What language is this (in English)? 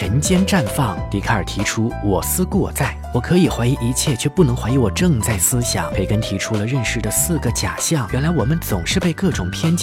Chinese